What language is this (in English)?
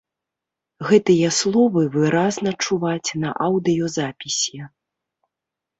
Belarusian